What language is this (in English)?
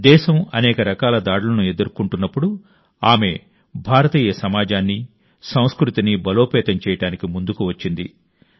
Telugu